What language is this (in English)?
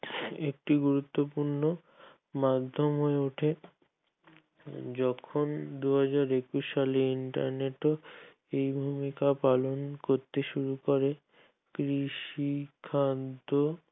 Bangla